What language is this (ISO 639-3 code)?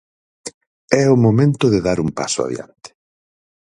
glg